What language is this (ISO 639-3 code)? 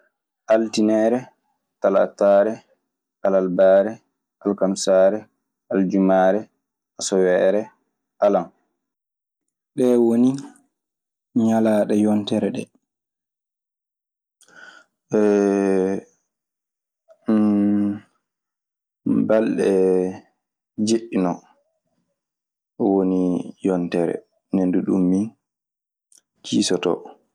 ffm